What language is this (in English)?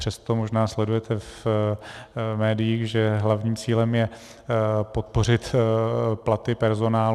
Czech